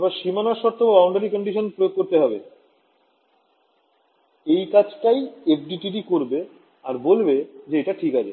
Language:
Bangla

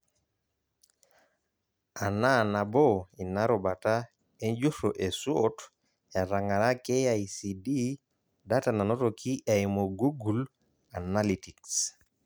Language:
Masai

